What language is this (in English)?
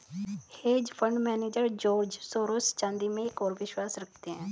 Hindi